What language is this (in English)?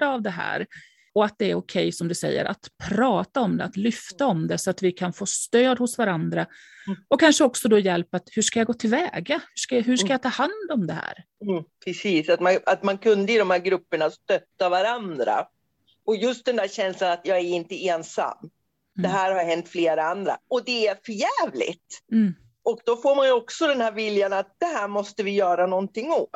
Swedish